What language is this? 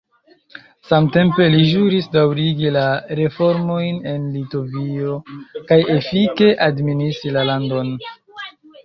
Esperanto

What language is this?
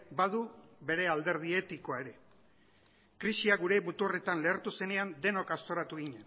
Basque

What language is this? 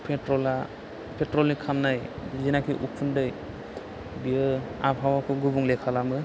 Bodo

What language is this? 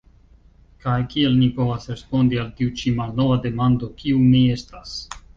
Esperanto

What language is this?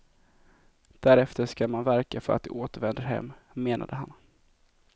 Swedish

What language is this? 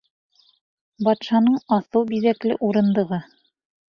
Bashkir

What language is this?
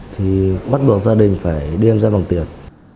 Vietnamese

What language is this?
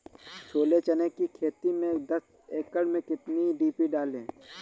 Hindi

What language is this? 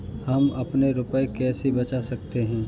Hindi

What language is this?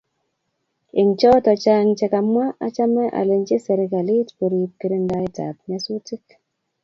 Kalenjin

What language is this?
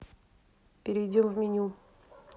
Russian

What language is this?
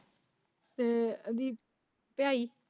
Punjabi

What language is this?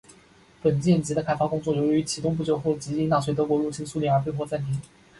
Chinese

